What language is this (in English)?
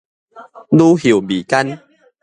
Min Nan Chinese